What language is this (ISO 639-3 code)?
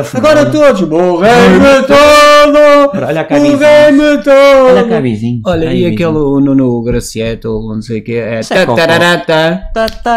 por